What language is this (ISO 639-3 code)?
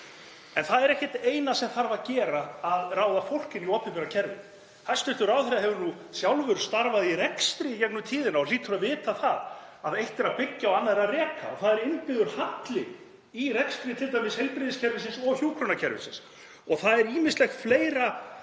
isl